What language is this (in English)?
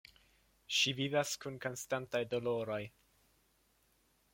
Esperanto